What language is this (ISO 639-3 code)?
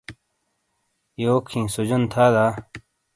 scl